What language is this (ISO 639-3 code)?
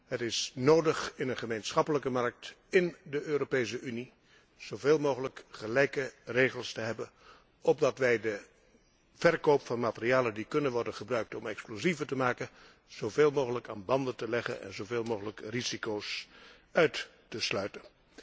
nld